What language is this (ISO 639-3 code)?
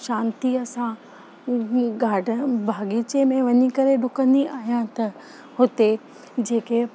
snd